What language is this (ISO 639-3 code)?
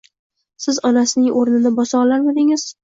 uzb